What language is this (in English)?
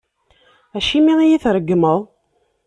Kabyle